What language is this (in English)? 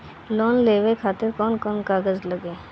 Bhojpuri